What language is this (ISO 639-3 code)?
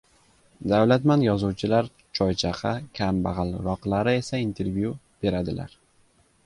uzb